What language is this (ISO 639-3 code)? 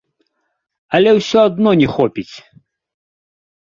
bel